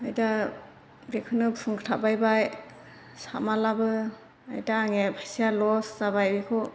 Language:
Bodo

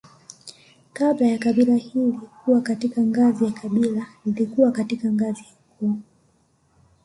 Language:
Swahili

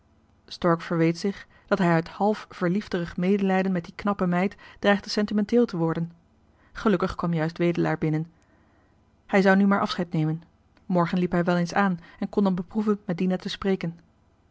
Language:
Dutch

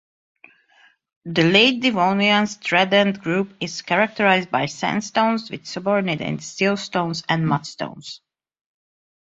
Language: English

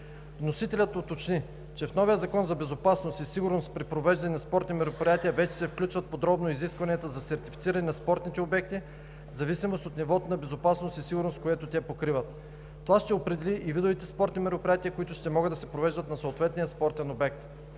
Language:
Bulgarian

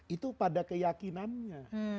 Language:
Indonesian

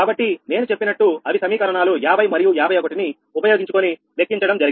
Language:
Telugu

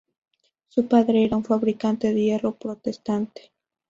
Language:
Spanish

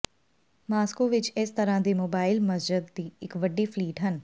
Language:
Punjabi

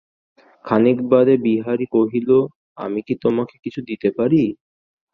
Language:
Bangla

